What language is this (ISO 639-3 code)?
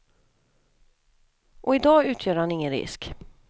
swe